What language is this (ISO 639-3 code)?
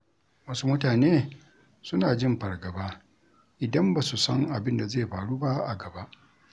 hau